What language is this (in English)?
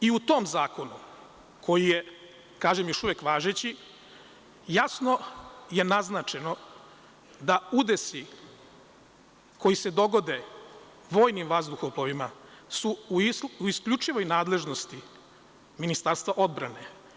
Serbian